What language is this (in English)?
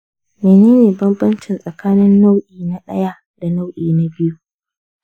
Hausa